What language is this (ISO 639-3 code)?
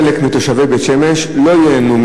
heb